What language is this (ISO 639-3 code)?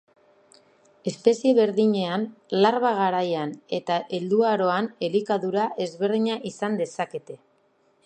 eus